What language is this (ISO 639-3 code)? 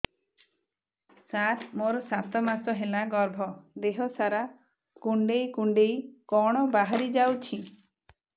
ori